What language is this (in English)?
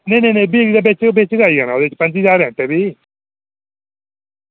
Dogri